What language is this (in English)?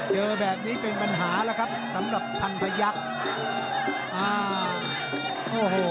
Thai